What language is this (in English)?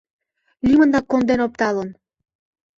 Mari